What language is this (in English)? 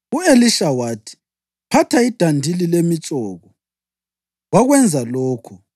North Ndebele